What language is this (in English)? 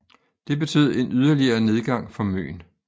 Danish